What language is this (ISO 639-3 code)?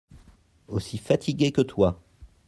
fra